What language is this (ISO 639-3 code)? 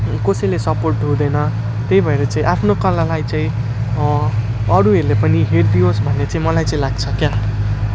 nep